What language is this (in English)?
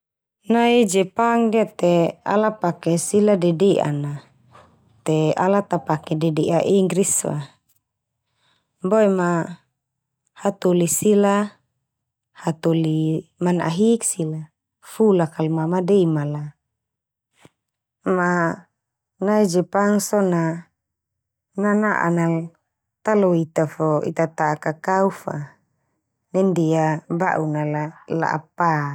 Termanu